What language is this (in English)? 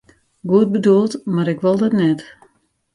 Western Frisian